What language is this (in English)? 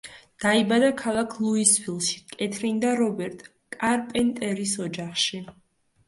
Georgian